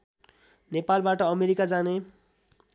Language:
Nepali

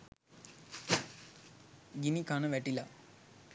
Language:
Sinhala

